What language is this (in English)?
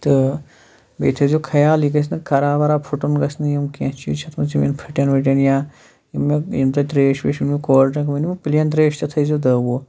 Kashmiri